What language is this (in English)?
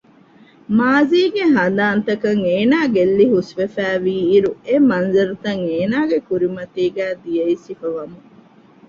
Divehi